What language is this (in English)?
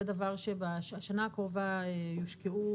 Hebrew